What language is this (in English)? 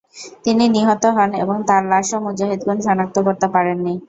Bangla